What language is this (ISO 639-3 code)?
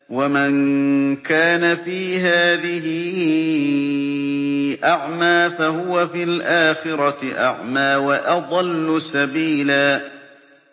ara